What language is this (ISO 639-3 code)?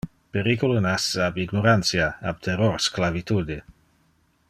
ina